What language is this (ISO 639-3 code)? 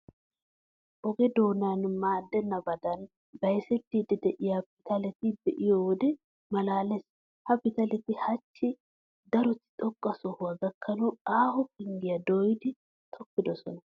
wal